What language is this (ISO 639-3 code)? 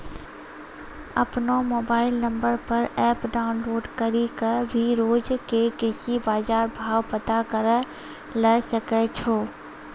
mai